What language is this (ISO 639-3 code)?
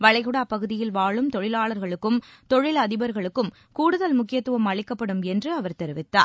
tam